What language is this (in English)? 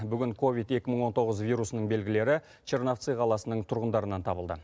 Kazakh